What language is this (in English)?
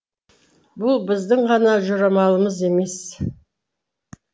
Kazakh